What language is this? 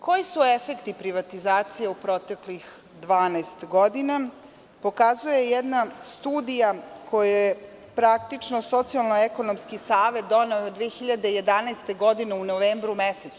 Serbian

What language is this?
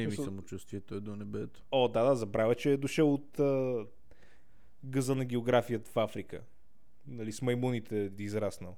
Bulgarian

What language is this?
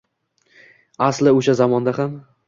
Uzbek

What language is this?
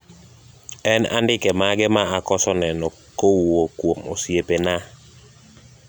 Luo (Kenya and Tanzania)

